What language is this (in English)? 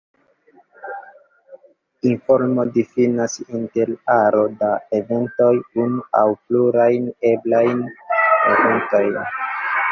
Esperanto